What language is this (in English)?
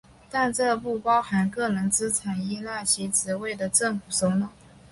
Chinese